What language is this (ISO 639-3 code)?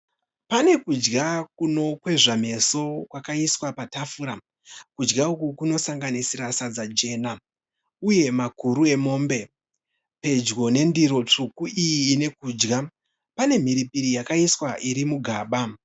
sna